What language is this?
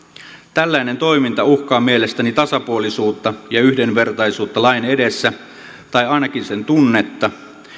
Finnish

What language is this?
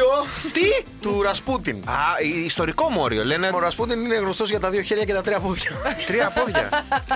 Greek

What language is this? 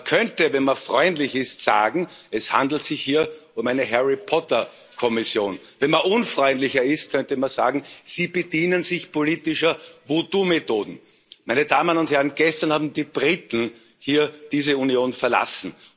German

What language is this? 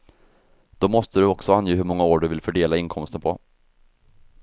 Swedish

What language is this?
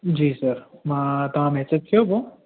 Sindhi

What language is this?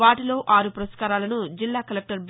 Telugu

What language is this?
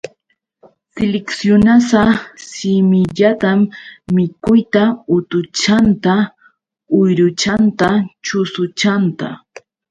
Yauyos Quechua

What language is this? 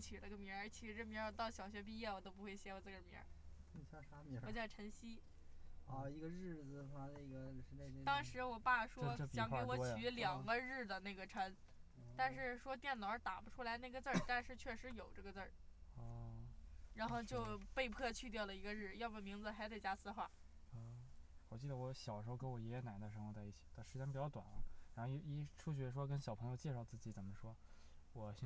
Chinese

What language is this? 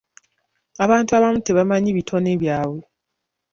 Ganda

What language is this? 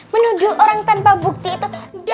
Indonesian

